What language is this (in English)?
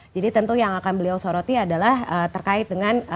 Indonesian